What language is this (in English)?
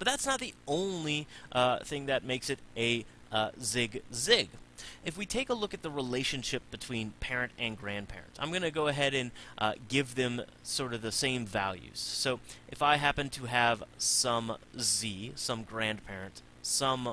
English